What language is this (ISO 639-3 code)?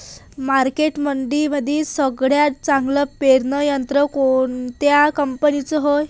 mar